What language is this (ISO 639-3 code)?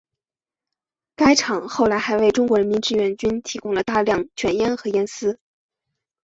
zho